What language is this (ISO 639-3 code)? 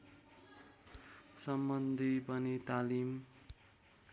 nep